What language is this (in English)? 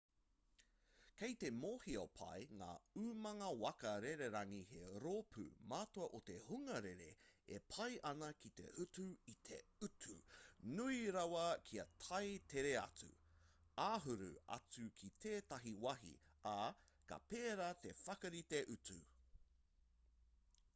Māori